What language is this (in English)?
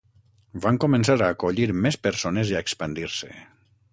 Catalan